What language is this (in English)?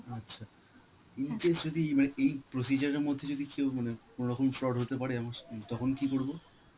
Bangla